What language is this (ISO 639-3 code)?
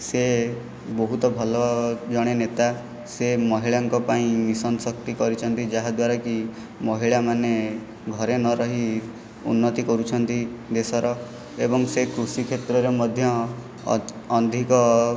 ori